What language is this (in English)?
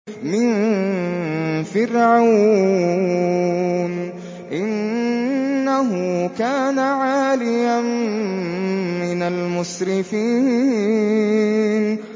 Arabic